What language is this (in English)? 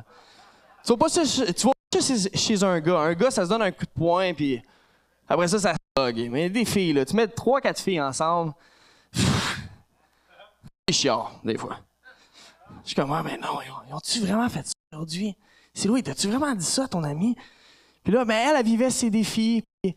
French